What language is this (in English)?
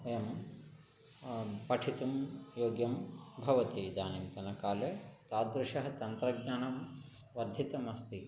Sanskrit